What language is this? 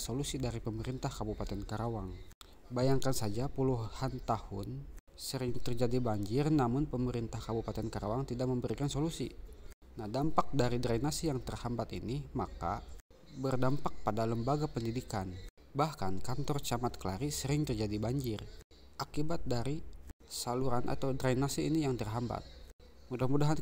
Indonesian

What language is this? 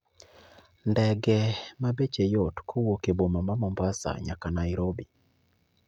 Luo (Kenya and Tanzania)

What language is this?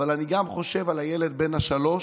Hebrew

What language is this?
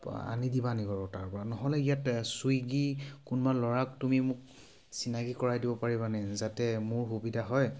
Assamese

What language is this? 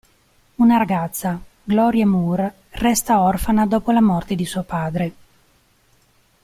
Italian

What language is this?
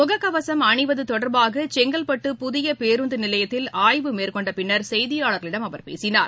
Tamil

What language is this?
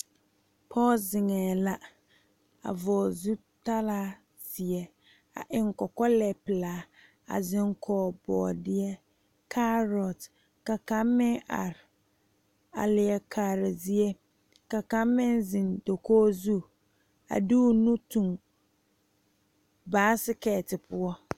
Southern Dagaare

